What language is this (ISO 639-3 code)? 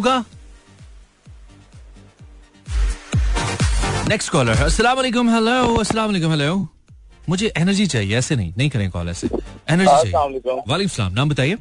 hin